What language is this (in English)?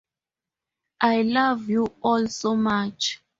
English